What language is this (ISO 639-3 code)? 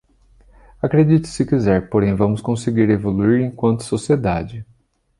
por